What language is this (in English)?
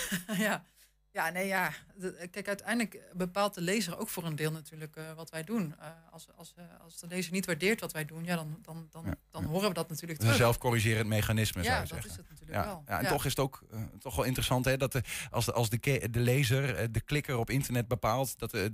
Dutch